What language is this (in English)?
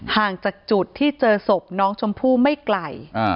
Thai